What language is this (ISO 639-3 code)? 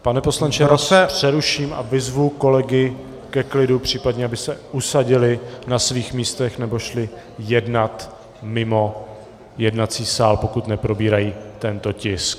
ces